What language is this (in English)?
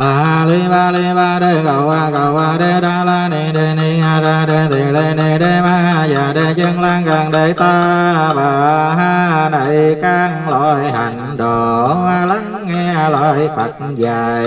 Vietnamese